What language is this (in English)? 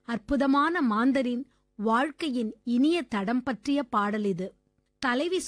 Tamil